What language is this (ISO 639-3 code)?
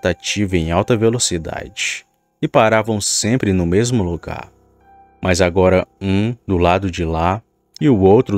por